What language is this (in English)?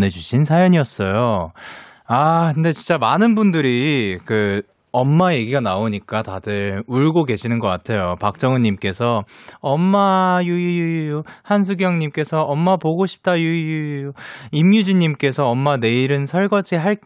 Korean